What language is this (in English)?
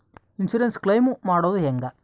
Kannada